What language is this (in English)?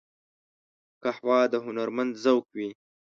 Pashto